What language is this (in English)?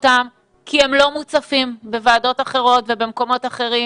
Hebrew